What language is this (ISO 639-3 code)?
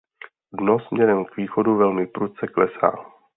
ces